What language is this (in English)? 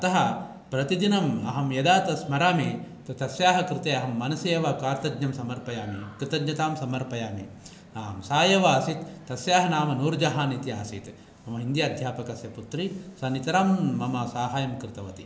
Sanskrit